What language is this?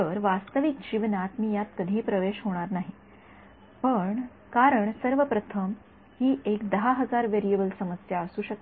Marathi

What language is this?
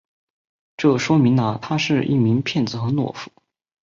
Chinese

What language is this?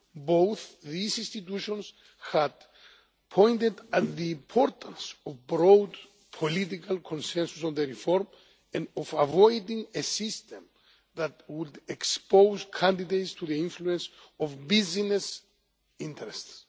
English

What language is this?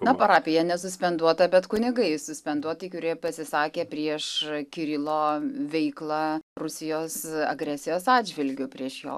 Lithuanian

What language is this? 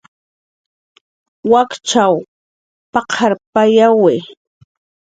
Jaqaru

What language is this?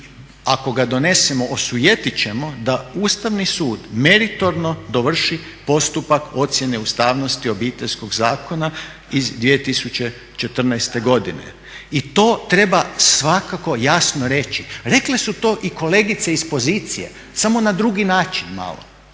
Croatian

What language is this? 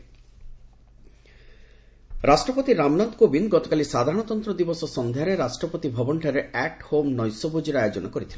Odia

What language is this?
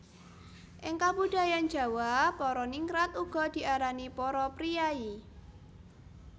Javanese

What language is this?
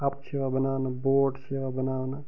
Kashmiri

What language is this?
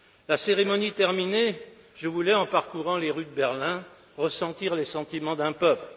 French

